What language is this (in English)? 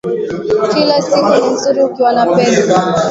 Swahili